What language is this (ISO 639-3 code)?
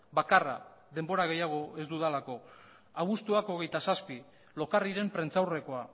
eus